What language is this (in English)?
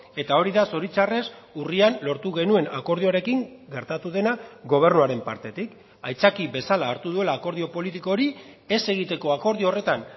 Basque